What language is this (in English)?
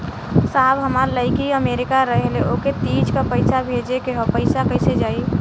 Bhojpuri